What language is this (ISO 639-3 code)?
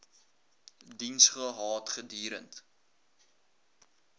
afr